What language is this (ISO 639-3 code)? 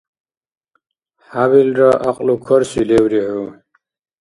dar